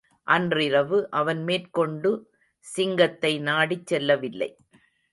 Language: Tamil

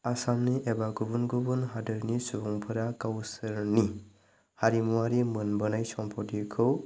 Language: Bodo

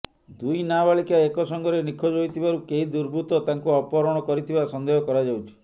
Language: Odia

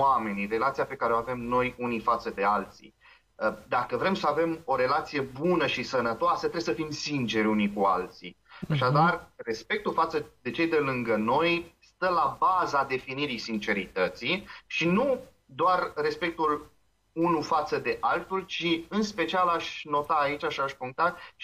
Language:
Romanian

